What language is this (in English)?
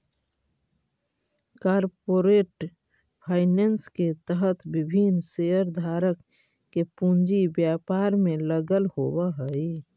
Magahi